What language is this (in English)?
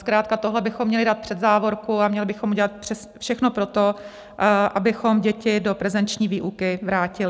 Czech